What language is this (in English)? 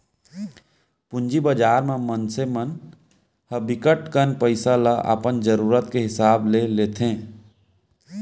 Chhattisgarhi